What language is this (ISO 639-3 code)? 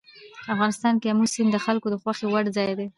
pus